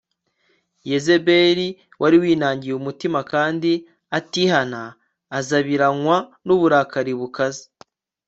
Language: Kinyarwanda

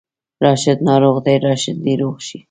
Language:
Pashto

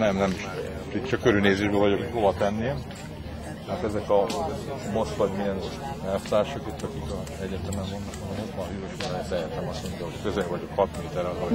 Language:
Hungarian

